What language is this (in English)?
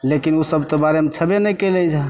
Maithili